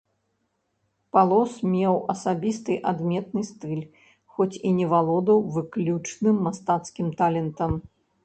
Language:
Belarusian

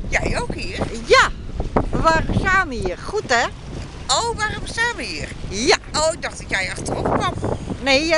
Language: Dutch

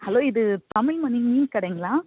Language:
Tamil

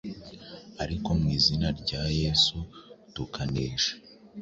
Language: Kinyarwanda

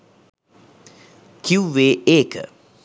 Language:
Sinhala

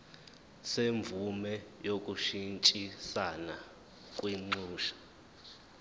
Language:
Zulu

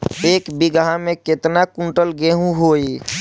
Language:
Bhojpuri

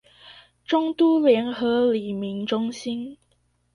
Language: Chinese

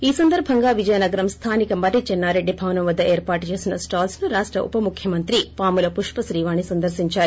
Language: Telugu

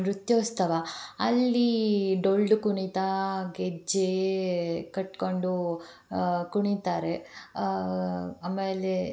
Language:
Kannada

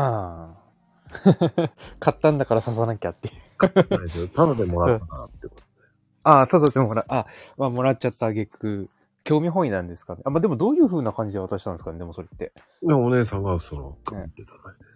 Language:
Japanese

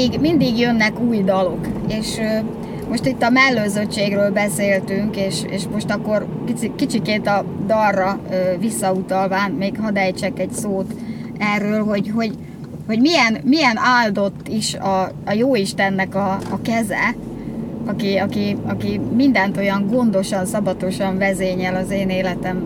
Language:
Hungarian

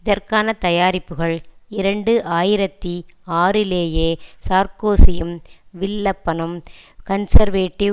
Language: Tamil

